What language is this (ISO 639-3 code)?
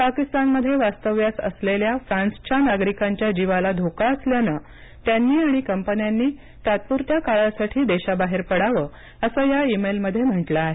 mar